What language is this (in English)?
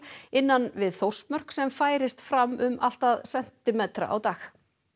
Icelandic